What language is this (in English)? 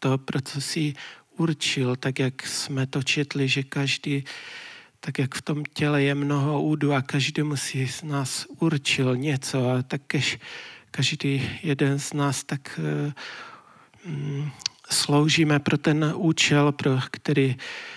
Czech